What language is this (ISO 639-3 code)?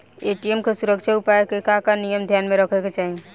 bho